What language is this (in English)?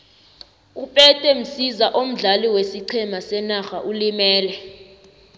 South Ndebele